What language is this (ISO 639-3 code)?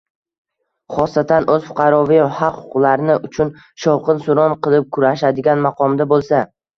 uzb